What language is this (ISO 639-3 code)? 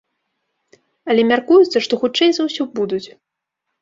bel